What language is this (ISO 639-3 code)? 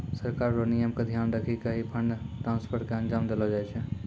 mai